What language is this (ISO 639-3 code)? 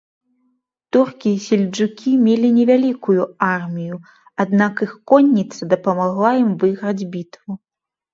bel